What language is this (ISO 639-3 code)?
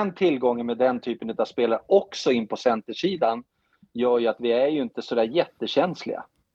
swe